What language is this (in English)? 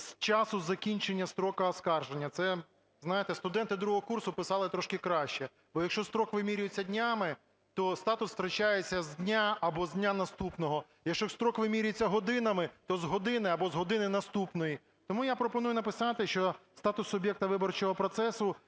Ukrainian